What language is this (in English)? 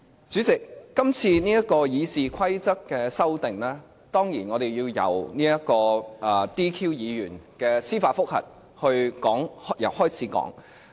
Cantonese